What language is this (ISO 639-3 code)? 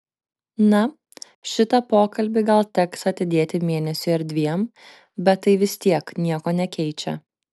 lit